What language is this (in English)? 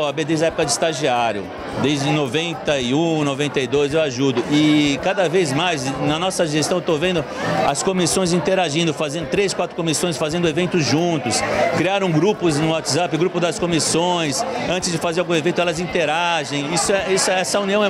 Portuguese